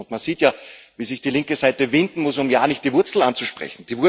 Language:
German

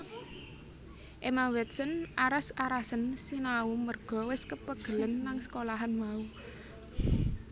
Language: Javanese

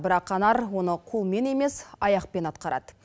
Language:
Kazakh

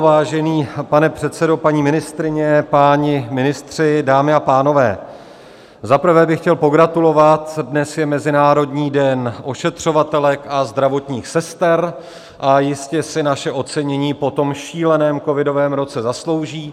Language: Czech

